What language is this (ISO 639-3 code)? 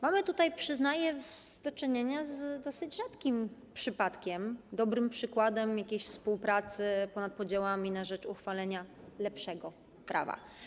pol